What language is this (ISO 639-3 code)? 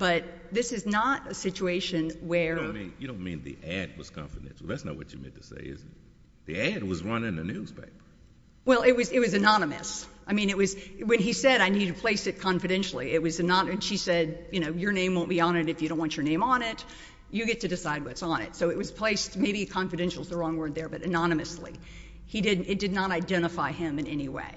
eng